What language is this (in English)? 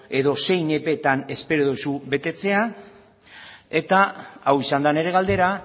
Basque